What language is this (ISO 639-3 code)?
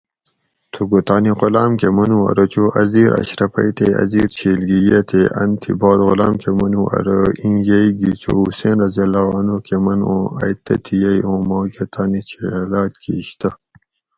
gwc